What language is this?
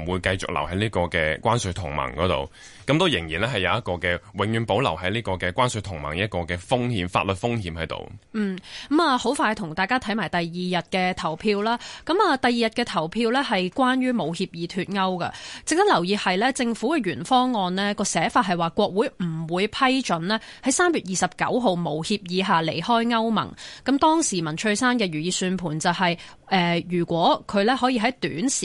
Chinese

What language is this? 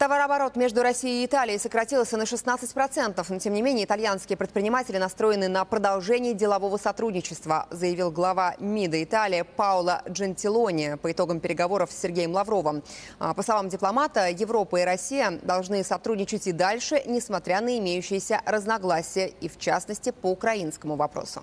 Russian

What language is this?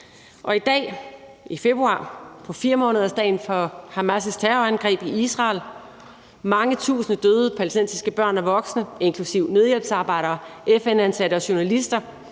Danish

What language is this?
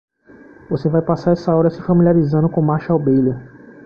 Portuguese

